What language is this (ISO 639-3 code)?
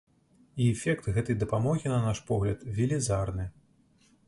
bel